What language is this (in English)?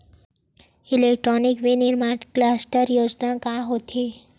Chhattisgarhi